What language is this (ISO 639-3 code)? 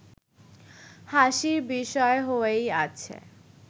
ben